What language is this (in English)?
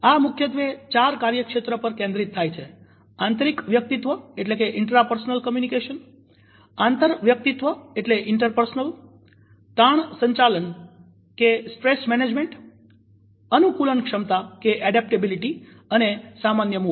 Gujarati